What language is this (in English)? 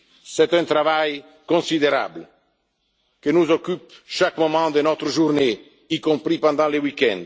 French